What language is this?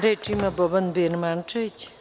Serbian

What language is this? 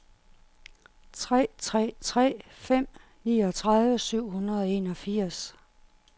Danish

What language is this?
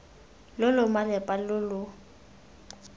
Tswana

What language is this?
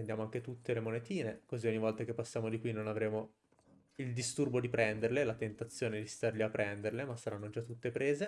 Italian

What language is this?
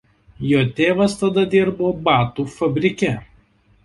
Lithuanian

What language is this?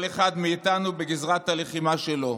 Hebrew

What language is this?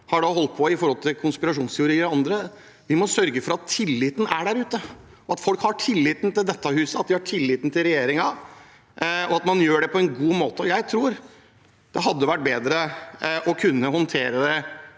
Norwegian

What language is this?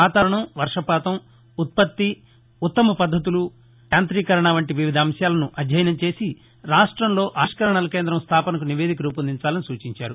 Telugu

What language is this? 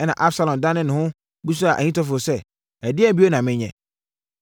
Akan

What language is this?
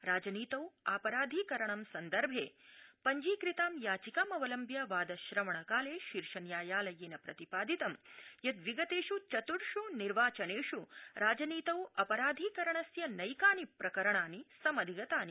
Sanskrit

